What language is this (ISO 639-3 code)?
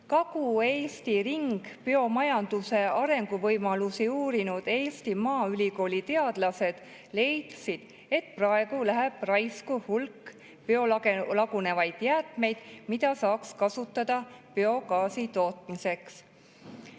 est